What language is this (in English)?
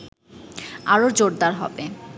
Bangla